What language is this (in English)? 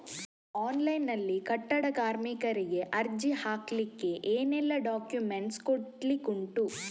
Kannada